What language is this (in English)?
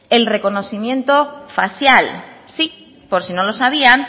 Spanish